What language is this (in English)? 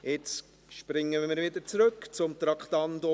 Swiss German